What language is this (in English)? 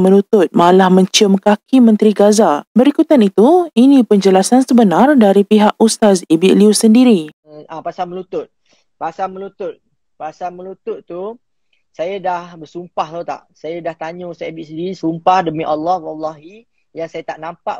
Malay